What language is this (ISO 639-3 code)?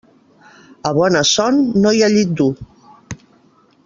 cat